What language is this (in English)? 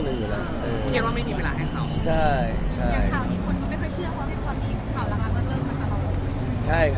Thai